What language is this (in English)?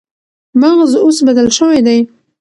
Pashto